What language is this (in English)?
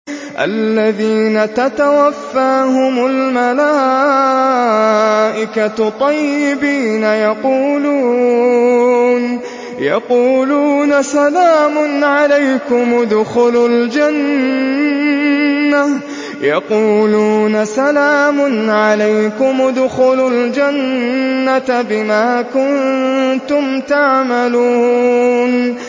Arabic